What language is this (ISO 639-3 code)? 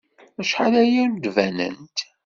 kab